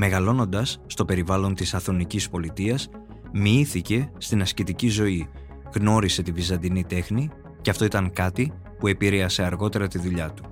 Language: Greek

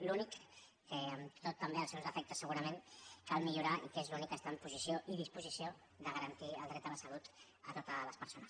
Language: Catalan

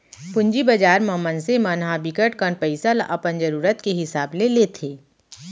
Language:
Chhattisgarhi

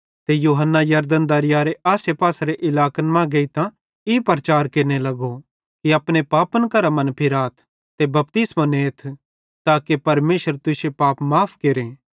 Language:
Bhadrawahi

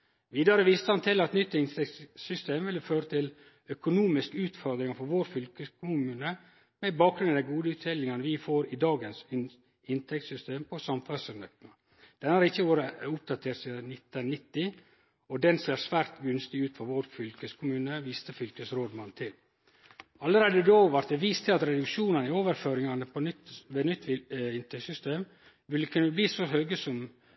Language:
Norwegian Nynorsk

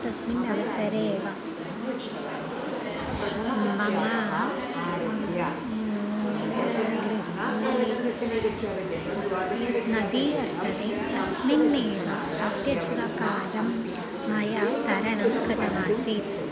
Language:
Sanskrit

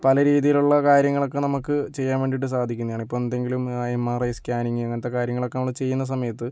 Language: Malayalam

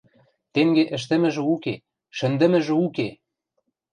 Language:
Western Mari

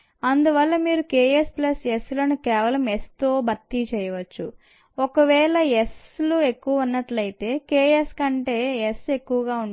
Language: Telugu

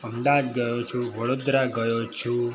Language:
Gujarati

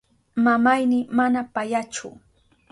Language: Southern Pastaza Quechua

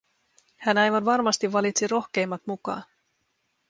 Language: Finnish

